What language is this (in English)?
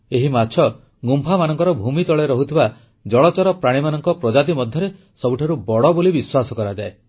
Odia